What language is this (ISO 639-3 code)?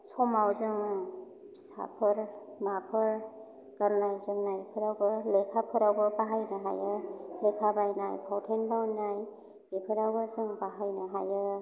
brx